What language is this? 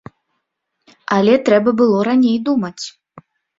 Belarusian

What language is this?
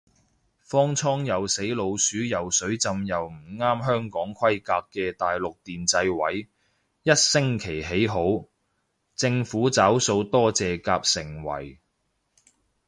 Cantonese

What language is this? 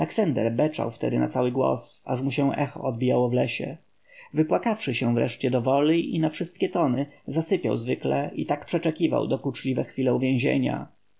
Polish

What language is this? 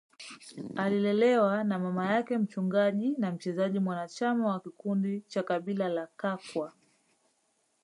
Swahili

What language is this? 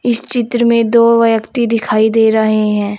Hindi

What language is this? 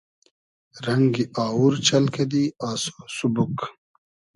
Hazaragi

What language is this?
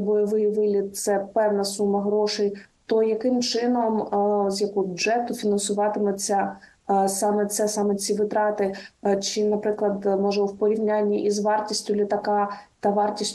Ukrainian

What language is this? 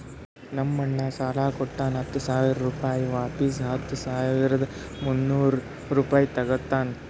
Kannada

